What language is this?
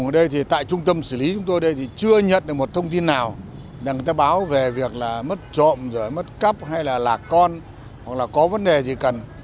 Vietnamese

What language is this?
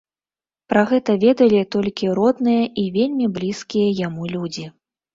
Belarusian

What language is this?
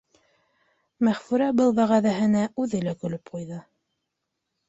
Bashkir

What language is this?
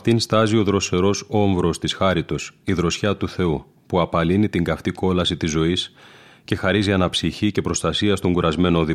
Greek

